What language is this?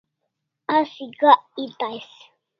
Kalasha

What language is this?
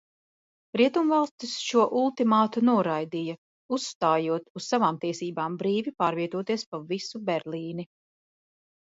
Latvian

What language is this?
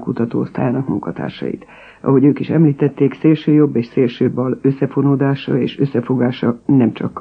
Hungarian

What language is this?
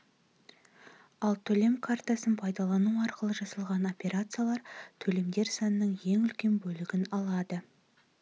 Kazakh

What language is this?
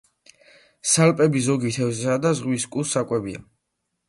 Georgian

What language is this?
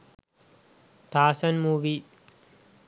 Sinhala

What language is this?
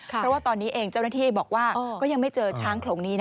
Thai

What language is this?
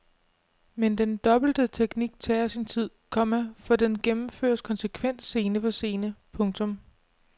Danish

